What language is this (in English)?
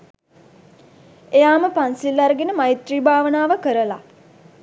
Sinhala